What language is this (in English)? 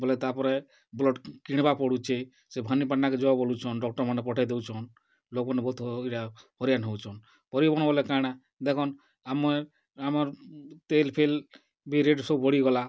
Odia